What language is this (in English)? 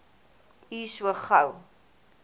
Afrikaans